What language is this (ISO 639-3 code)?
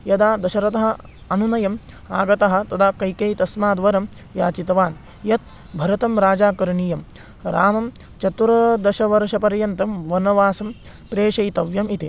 san